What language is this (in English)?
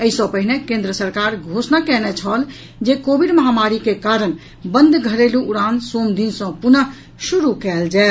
Maithili